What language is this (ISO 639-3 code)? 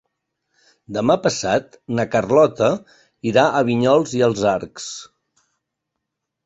cat